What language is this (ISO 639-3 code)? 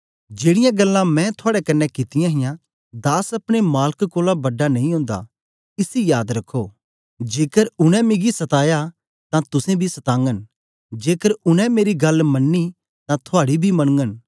doi